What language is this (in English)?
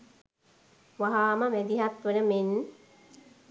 Sinhala